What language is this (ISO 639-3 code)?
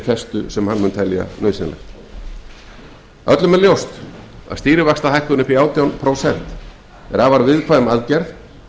isl